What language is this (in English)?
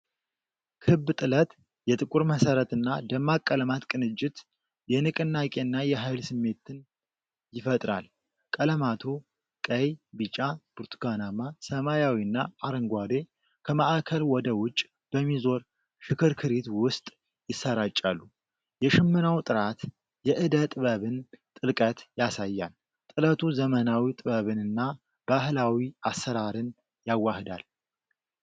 Amharic